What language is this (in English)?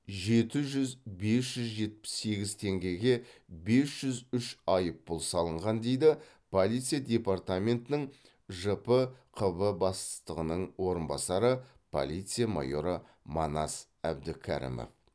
Kazakh